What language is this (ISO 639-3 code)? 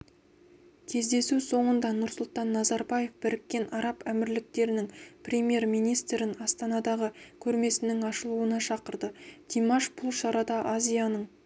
kaz